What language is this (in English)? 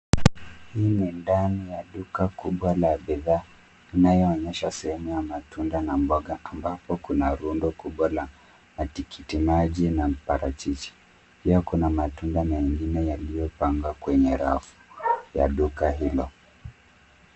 Swahili